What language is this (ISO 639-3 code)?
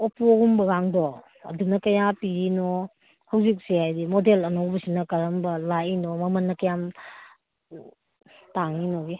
mni